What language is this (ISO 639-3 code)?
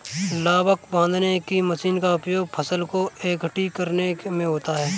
hin